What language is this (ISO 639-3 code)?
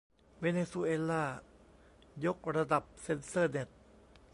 tha